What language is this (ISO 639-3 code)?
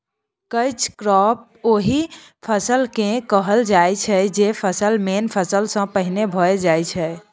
mai